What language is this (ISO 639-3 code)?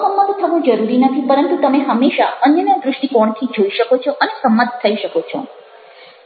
guj